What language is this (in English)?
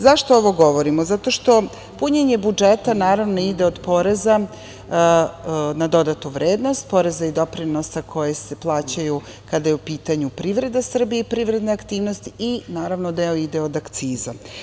Serbian